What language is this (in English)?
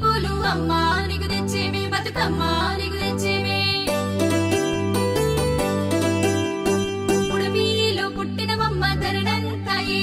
Indonesian